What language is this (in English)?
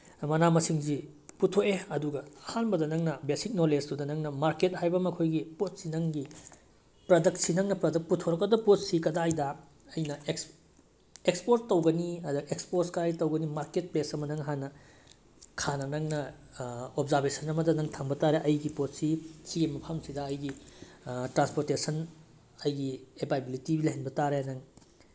Manipuri